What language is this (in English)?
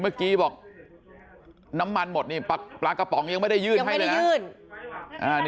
Thai